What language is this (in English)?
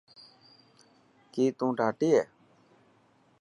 Dhatki